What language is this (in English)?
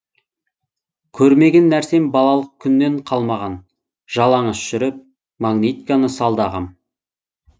Kazakh